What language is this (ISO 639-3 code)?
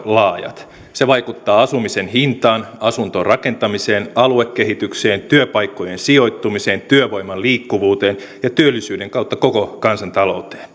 fin